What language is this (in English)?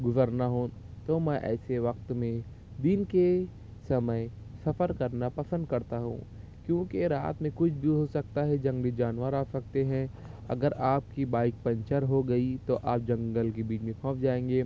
Urdu